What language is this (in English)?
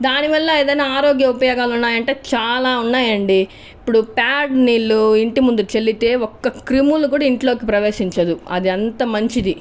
Telugu